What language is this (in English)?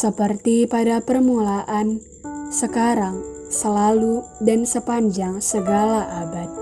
Indonesian